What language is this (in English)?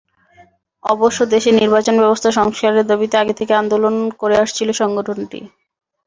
Bangla